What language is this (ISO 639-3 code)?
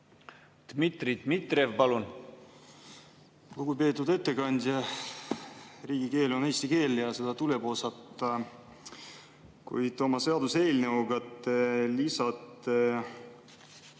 est